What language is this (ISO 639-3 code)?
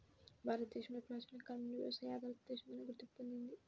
tel